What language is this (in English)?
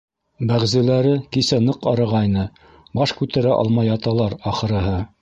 Bashkir